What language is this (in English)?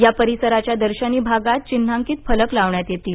Marathi